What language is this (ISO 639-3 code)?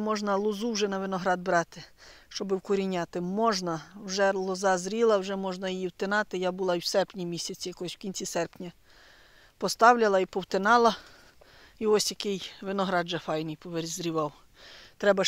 ukr